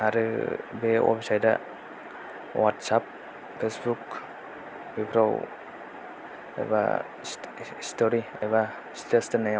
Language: Bodo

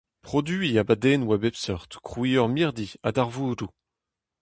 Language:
Breton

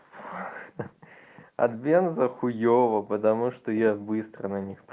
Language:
Russian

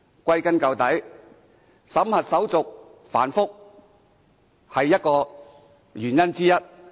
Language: Cantonese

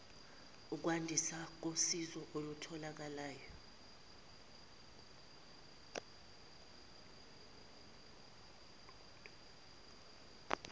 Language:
Zulu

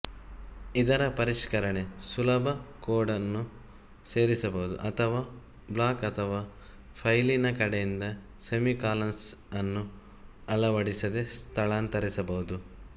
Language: Kannada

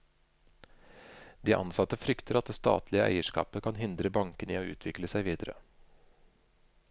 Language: Norwegian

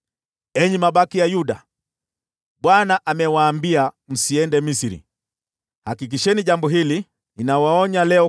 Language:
Swahili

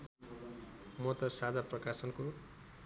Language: Nepali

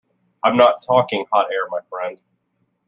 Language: English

